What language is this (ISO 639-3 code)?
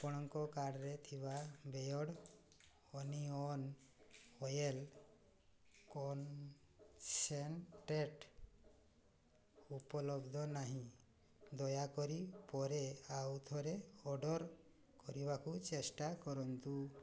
ori